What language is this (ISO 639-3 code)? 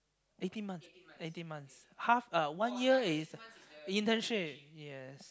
eng